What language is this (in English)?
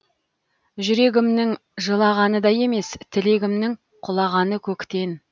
Kazakh